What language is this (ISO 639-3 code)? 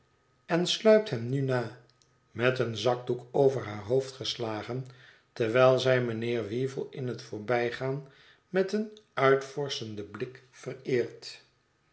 nld